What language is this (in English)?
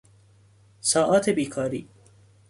Persian